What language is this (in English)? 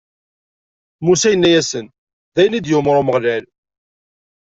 Kabyle